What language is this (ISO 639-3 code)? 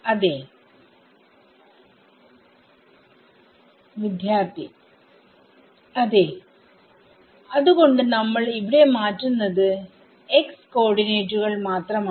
mal